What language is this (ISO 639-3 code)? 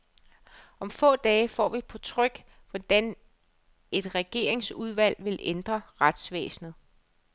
dan